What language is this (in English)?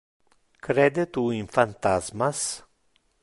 Interlingua